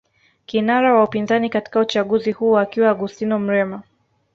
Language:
Swahili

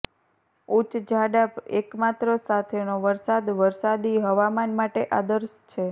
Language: Gujarati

